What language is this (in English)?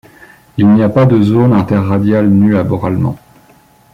French